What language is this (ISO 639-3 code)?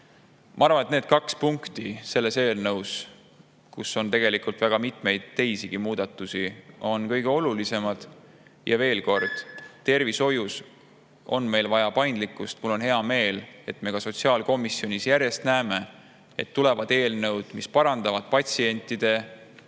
est